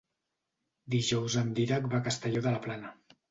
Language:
Catalan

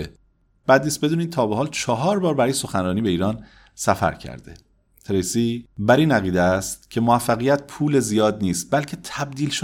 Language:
Persian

